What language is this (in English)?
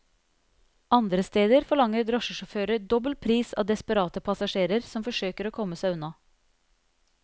Norwegian